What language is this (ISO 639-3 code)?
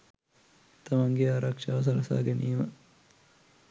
sin